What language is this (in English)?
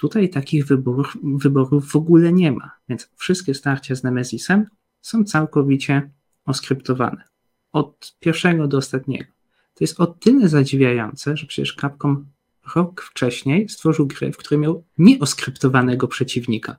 Polish